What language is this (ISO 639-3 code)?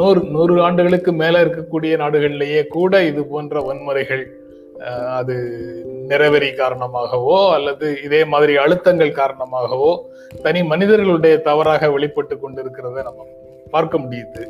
tam